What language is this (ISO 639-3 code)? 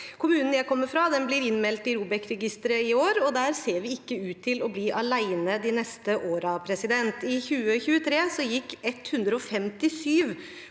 nor